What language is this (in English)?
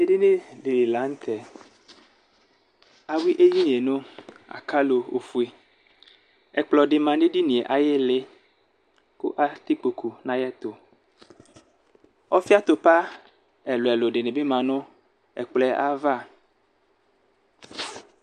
Ikposo